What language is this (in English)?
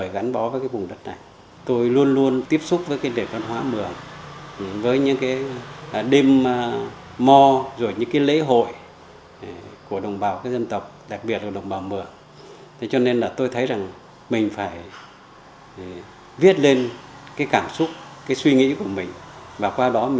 Vietnamese